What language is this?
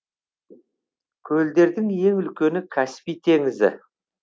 Kazakh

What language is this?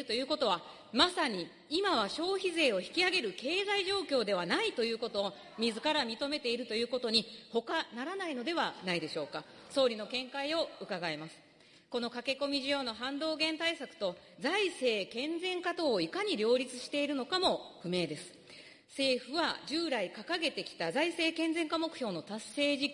Japanese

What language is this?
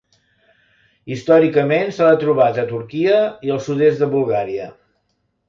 Catalan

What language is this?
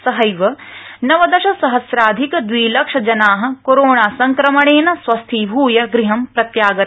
Sanskrit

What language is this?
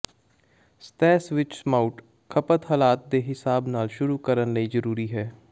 Punjabi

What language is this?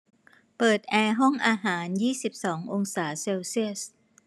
Thai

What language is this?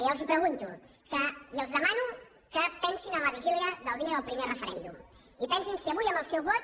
Catalan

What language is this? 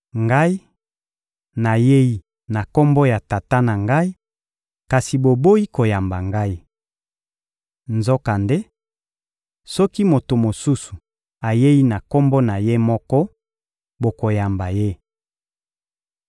Lingala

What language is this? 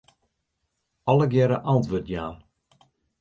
Western Frisian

